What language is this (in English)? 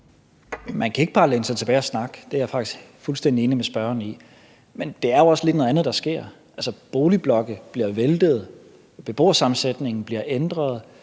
Danish